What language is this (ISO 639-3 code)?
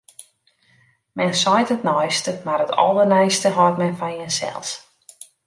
fry